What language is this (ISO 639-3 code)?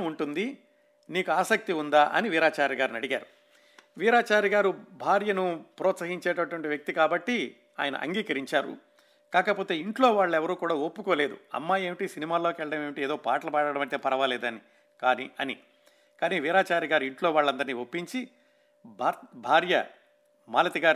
tel